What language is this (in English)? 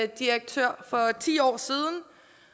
Danish